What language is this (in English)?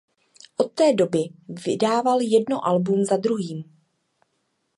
Czech